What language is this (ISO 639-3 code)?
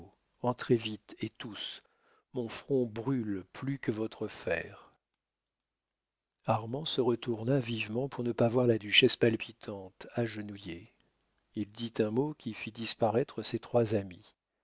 fra